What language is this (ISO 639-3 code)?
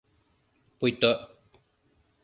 chm